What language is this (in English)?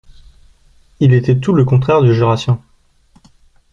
French